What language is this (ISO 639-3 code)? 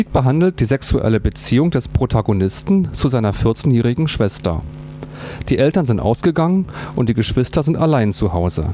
deu